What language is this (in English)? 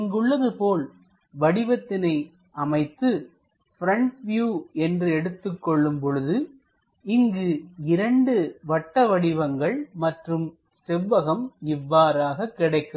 Tamil